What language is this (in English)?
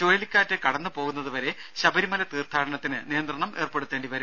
Malayalam